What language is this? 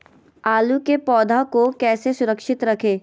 Magahi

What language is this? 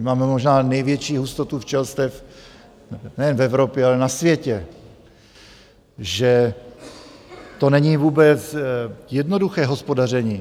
Czech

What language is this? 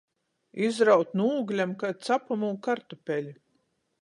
Latgalian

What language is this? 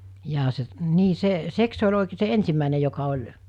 Finnish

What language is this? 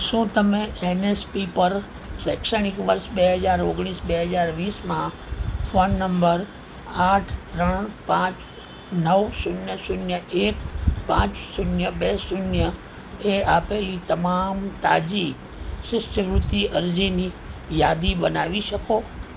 Gujarati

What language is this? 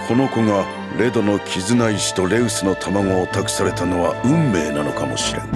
Japanese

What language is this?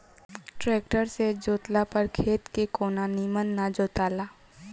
Bhojpuri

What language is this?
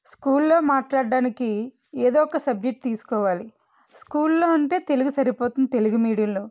Telugu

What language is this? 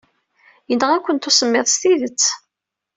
Kabyle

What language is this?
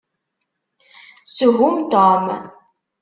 Kabyle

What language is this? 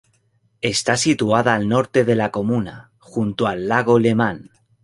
Spanish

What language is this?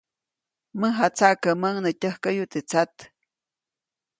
Copainalá Zoque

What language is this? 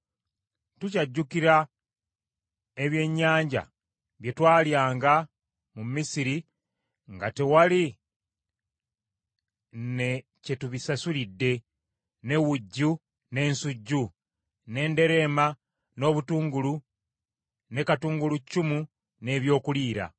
Ganda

